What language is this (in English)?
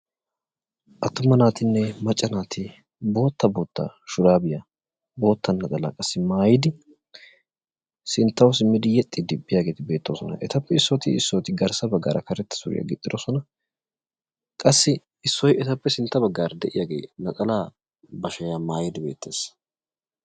Wolaytta